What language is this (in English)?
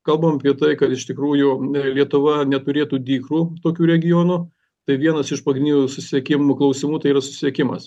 Lithuanian